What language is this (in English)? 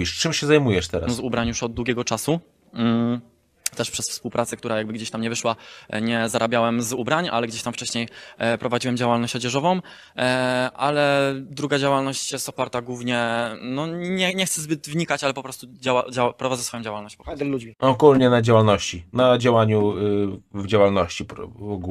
Polish